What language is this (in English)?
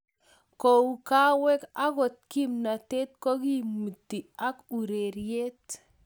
Kalenjin